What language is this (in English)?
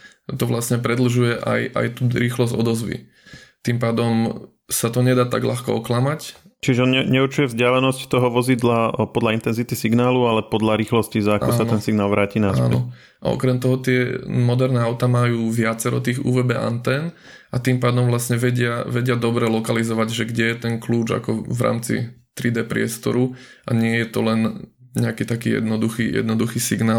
Slovak